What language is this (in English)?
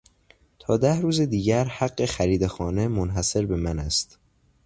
Persian